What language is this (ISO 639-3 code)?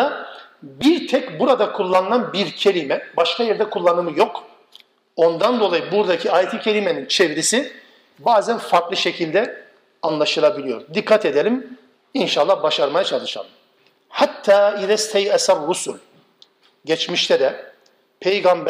tur